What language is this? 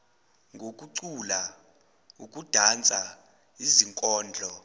Zulu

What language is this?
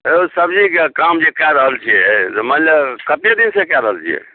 Maithili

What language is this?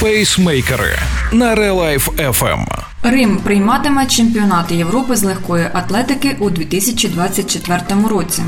Ukrainian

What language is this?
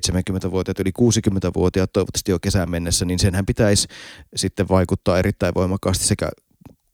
Finnish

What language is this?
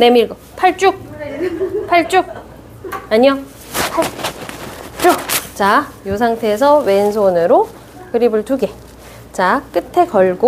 Korean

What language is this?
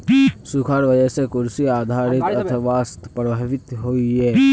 Magahi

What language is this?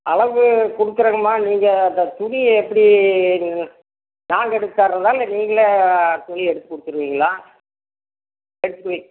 Tamil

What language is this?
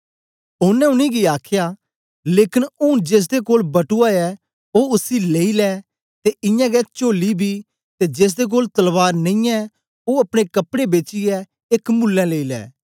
Dogri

